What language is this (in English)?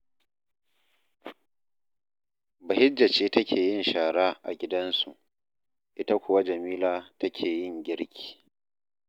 Hausa